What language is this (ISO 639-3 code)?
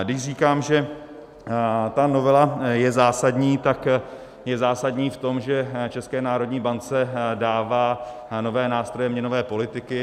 ces